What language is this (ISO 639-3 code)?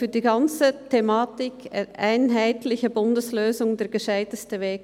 gsw